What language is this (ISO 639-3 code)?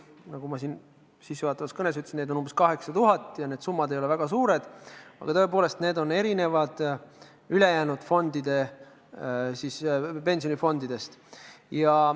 est